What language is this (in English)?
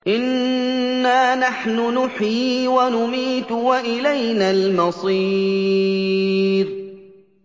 Arabic